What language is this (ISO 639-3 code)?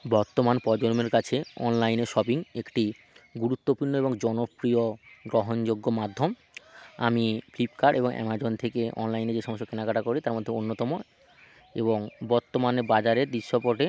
ben